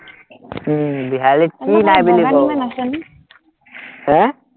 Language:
Assamese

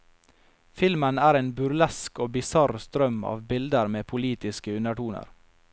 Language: Norwegian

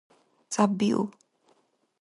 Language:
Dargwa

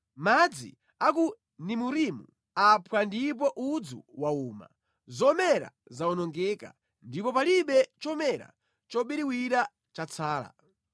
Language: Nyanja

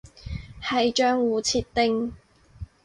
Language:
Cantonese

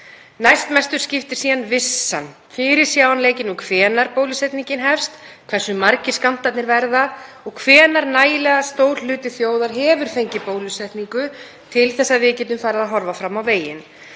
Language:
Icelandic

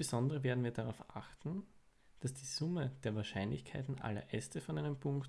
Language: German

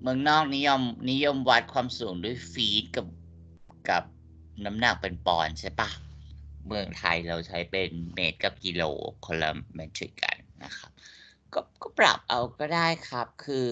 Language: Thai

